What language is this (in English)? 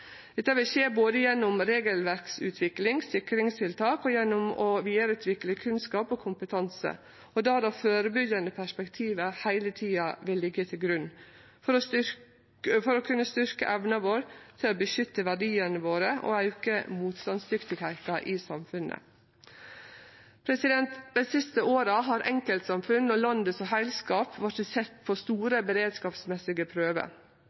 Norwegian Nynorsk